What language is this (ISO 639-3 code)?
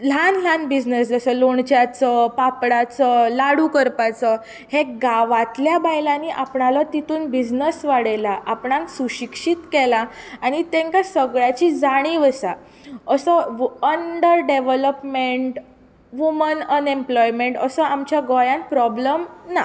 kok